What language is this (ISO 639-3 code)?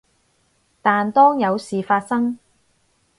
yue